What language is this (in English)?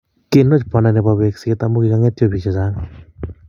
Kalenjin